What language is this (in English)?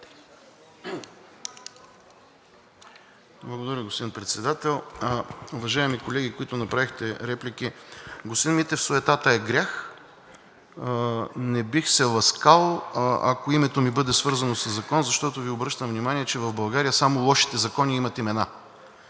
Bulgarian